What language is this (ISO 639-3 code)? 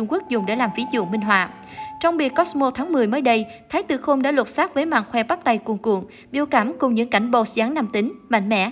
vie